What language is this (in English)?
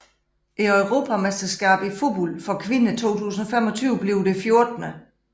Danish